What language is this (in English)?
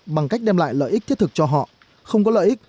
Vietnamese